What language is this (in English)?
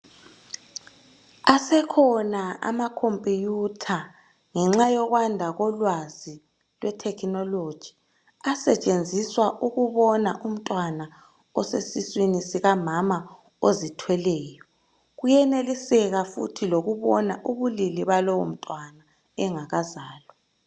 North Ndebele